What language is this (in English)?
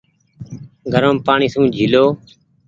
Goaria